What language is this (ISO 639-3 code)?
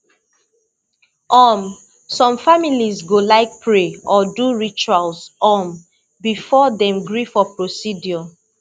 pcm